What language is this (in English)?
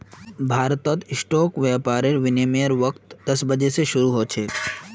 Magahi